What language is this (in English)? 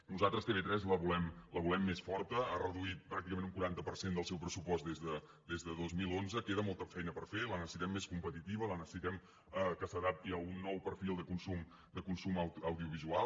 Catalan